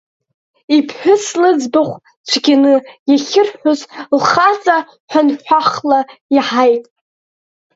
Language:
Abkhazian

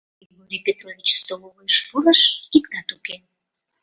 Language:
Mari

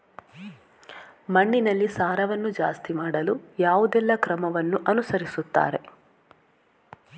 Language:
Kannada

